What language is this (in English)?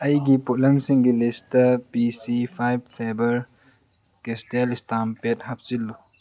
Manipuri